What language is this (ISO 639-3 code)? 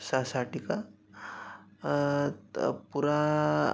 san